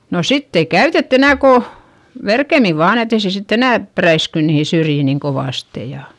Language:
Finnish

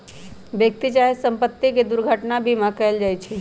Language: Magahi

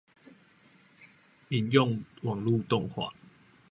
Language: Chinese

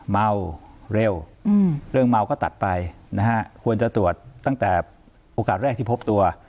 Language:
Thai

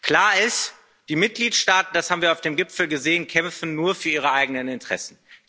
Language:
German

